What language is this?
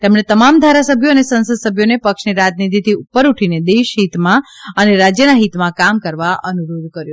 Gujarati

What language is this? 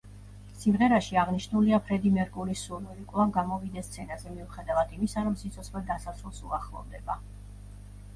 Georgian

